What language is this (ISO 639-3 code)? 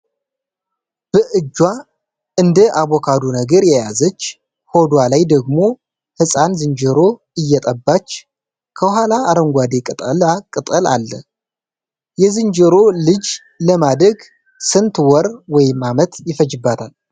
amh